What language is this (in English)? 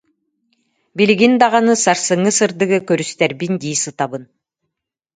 Yakut